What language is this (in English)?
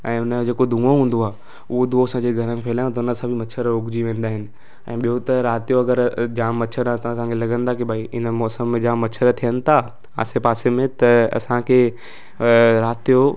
Sindhi